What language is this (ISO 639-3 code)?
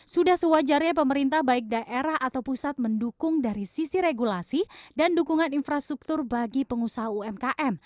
ind